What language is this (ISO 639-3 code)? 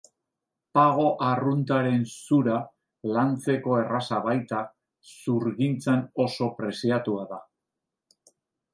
eus